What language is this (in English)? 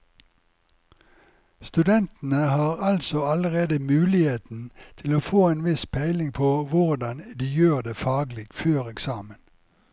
Norwegian